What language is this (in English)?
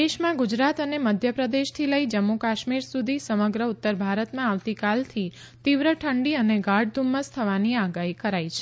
Gujarati